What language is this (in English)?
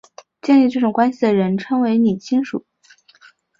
Chinese